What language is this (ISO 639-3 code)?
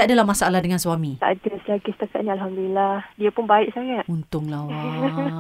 msa